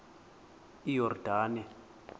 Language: Xhosa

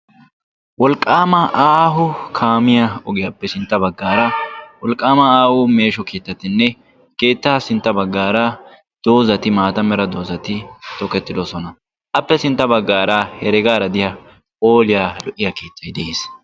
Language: Wolaytta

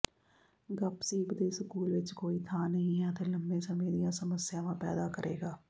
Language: Punjabi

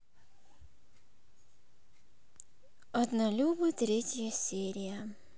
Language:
Russian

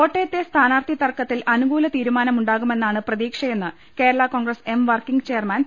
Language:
Malayalam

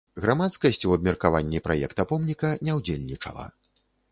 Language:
Belarusian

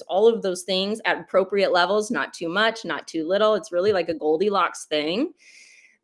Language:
English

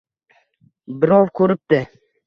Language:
Uzbek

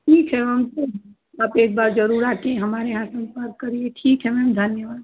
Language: Hindi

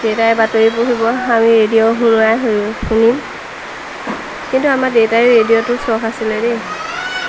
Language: Assamese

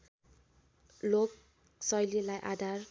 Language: Nepali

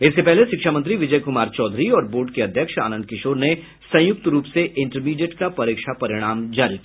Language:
Hindi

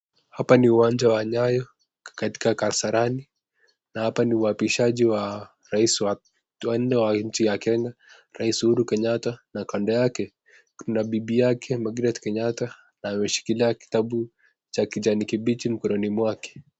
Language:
Swahili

